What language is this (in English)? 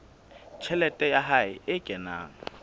Southern Sotho